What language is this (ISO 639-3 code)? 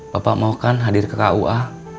ind